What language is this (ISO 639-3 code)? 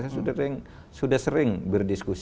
ind